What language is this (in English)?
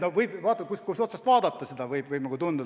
Estonian